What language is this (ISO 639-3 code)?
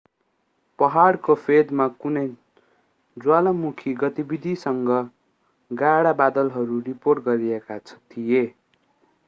nep